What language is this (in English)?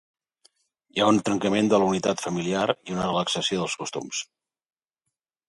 Catalan